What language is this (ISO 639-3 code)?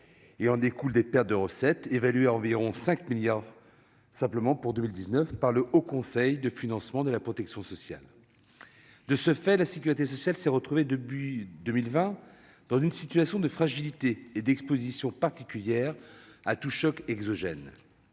fra